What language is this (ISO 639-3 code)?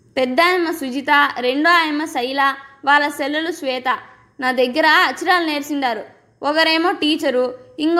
tel